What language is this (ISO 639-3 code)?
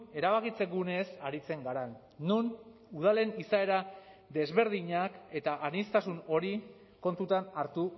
eus